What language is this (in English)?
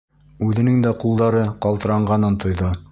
Bashkir